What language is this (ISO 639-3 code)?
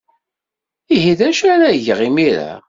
kab